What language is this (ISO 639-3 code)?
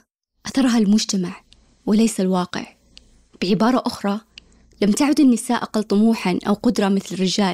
ara